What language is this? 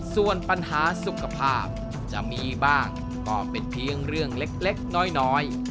Thai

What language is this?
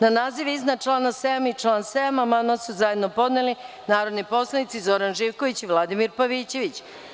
Serbian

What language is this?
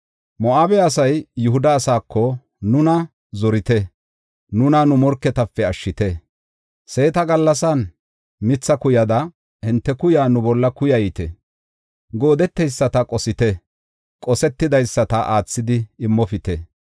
Gofa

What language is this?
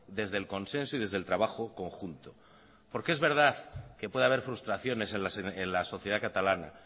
Spanish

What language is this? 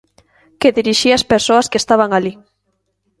Galician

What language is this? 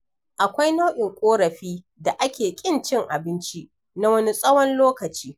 Hausa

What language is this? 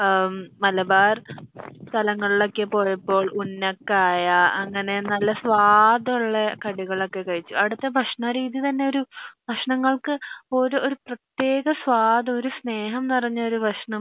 Malayalam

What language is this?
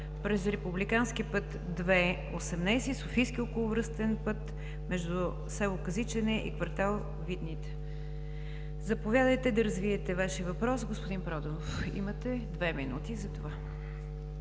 Bulgarian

